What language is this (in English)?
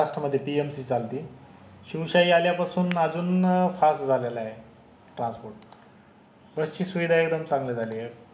Marathi